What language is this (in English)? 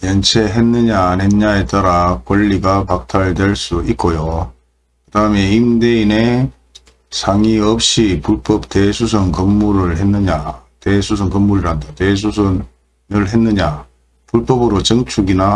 Korean